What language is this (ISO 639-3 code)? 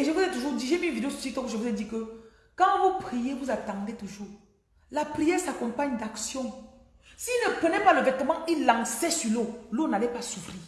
fra